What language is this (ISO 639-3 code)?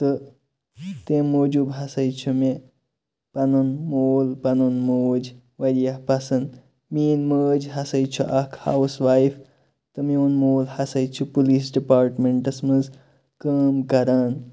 kas